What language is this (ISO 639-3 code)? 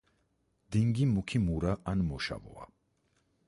kat